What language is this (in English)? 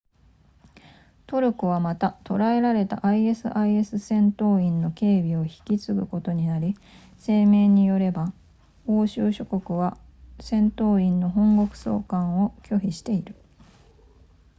Japanese